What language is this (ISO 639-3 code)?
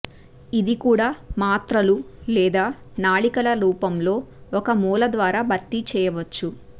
tel